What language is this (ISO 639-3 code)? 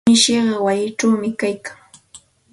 qxt